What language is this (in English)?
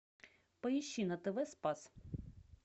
Russian